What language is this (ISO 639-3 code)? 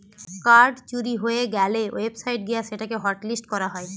ben